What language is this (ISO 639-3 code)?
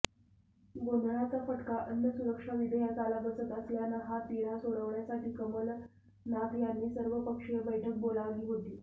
mar